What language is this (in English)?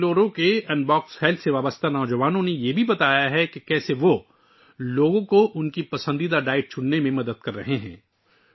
Urdu